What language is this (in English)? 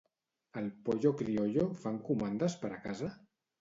Catalan